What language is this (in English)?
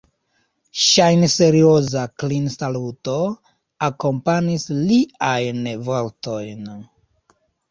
Esperanto